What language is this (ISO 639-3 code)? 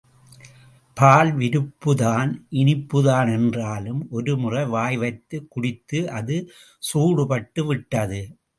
tam